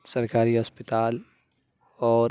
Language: Urdu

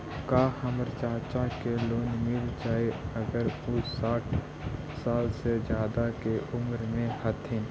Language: Magahi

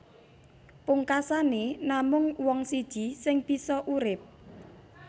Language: Javanese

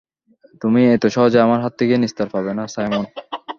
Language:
Bangla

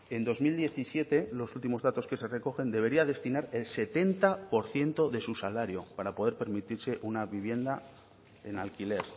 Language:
Spanish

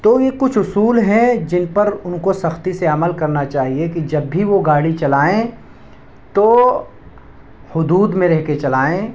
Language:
Urdu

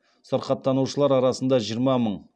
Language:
Kazakh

